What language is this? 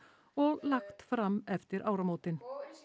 Icelandic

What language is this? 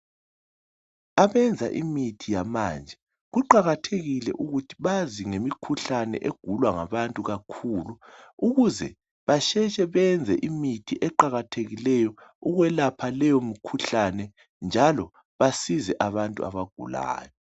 North Ndebele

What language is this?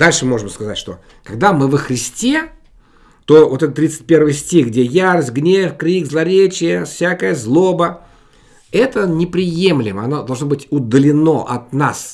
Russian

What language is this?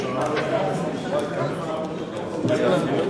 Hebrew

